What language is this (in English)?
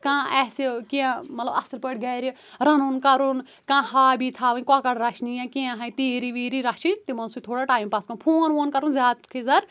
Kashmiri